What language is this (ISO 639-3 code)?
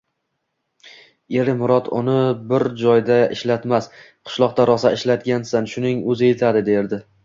uzb